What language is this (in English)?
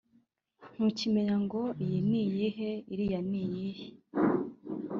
Kinyarwanda